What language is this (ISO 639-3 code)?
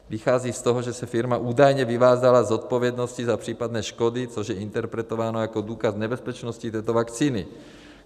ces